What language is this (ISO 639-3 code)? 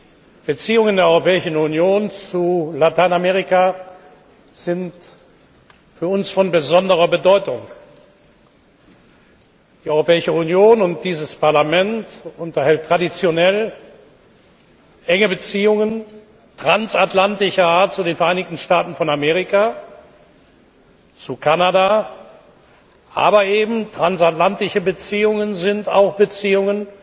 deu